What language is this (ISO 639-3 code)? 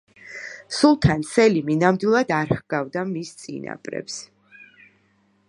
kat